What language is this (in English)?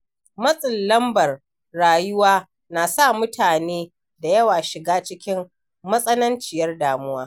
Hausa